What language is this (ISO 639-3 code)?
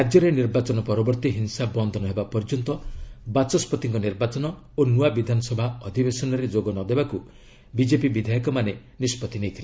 ori